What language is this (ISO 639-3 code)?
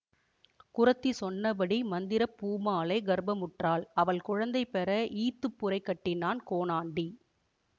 tam